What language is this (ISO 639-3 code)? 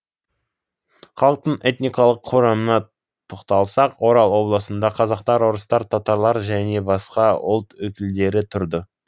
kaz